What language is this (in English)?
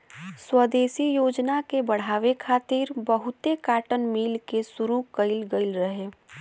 Bhojpuri